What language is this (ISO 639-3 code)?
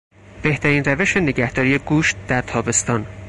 fas